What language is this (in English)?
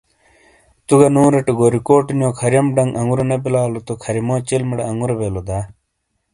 Shina